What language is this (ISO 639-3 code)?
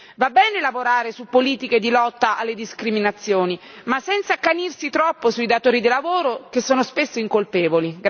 ita